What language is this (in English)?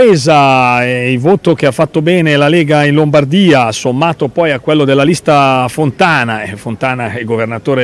Italian